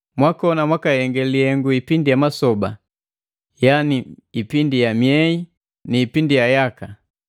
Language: Matengo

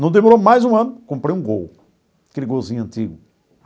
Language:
Portuguese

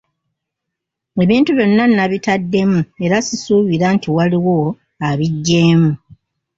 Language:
Ganda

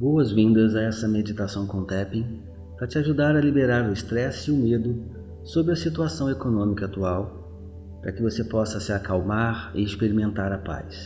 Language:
Portuguese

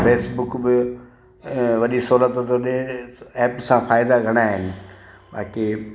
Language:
Sindhi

